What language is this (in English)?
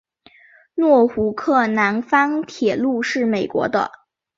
Chinese